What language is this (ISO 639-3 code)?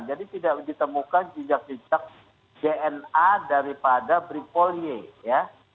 ind